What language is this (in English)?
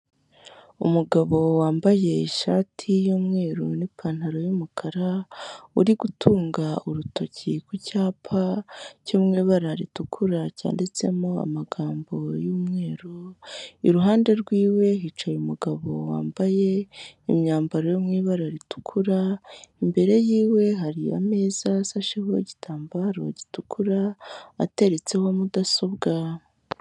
Kinyarwanda